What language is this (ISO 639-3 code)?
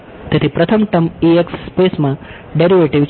guj